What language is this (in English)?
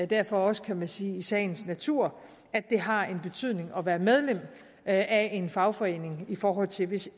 Danish